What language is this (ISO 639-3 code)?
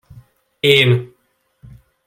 hun